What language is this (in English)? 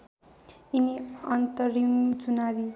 Nepali